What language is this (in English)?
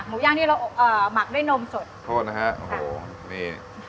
Thai